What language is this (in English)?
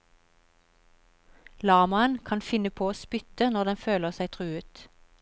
Norwegian